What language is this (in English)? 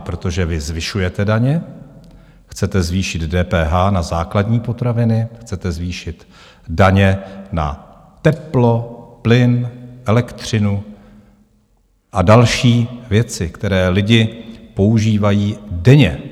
Czech